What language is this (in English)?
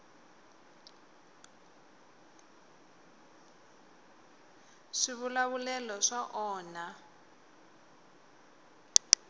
Tsonga